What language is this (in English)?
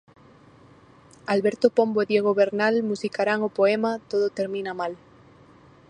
Galician